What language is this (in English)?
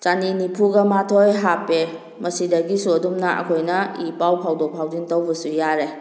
Manipuri